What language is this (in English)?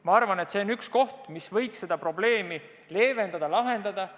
Estonian